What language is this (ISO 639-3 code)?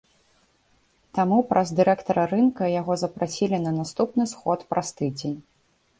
bel